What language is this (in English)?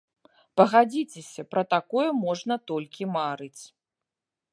Belarusian